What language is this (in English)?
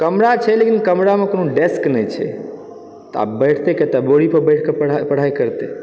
Maithili